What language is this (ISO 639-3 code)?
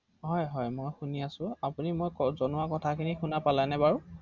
asm